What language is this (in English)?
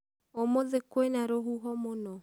Kikuyu